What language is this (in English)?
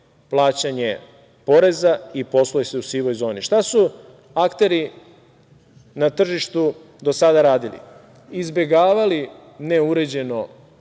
Serbian